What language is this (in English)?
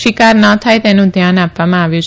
Gujarati